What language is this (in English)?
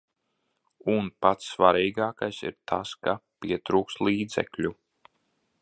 Latvian